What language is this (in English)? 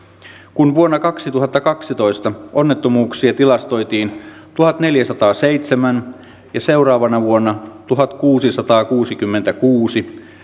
Finnish